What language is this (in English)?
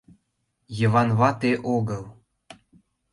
Mari